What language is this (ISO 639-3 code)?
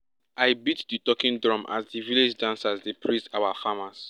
pcm